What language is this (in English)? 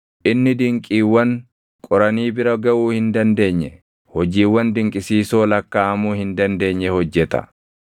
Oromo